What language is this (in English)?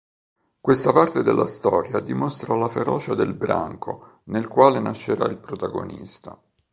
Italian